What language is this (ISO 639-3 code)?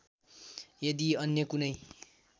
nep